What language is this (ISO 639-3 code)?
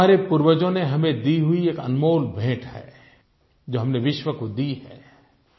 hin